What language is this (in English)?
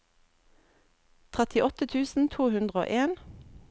Norwegian